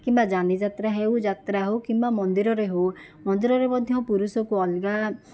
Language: Odia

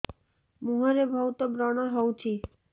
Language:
Odia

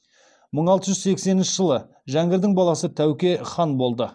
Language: Kazakh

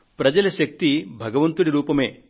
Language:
Telugu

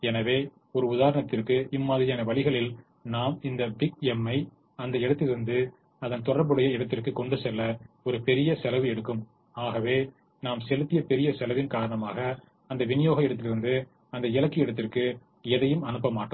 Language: Tamil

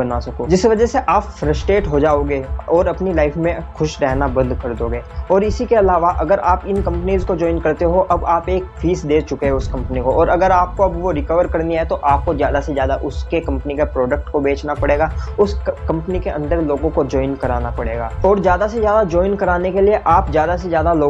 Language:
Hindi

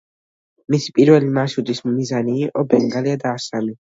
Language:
Georgian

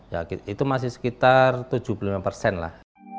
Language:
Indonesian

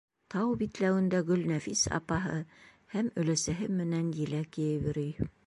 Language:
Bashkir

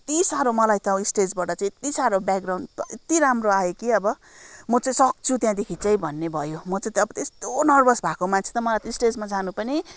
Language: Nepali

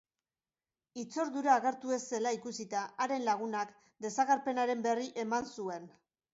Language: Basque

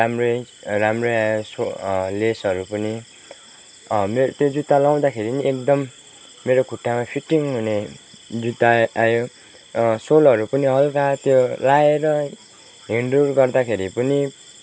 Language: Nepali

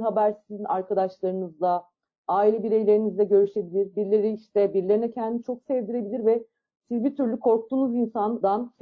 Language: Turkish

